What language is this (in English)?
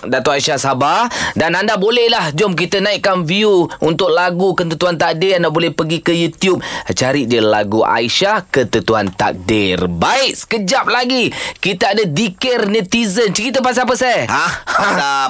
Malay